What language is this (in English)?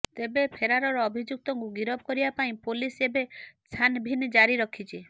Odia